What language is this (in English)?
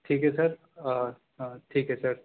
Urdu